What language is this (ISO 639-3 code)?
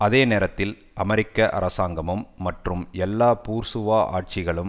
tam